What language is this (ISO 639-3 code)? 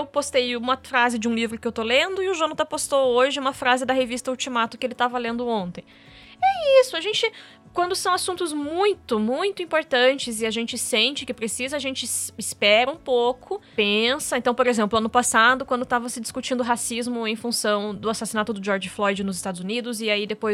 por